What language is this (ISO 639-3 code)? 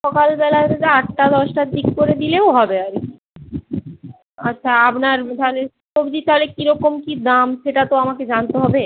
ben